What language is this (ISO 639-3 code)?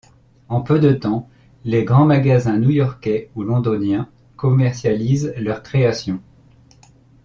fra